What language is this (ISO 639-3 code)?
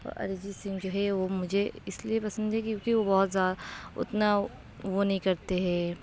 urd